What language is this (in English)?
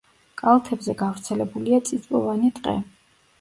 Georgian